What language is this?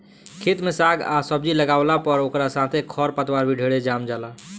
Bhojpuri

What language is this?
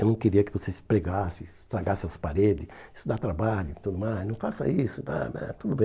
Portuguese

